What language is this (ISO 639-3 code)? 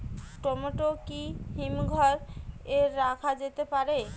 ben